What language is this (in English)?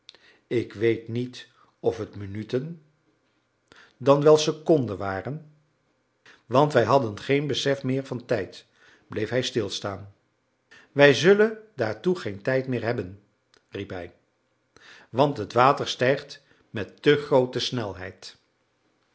Dutch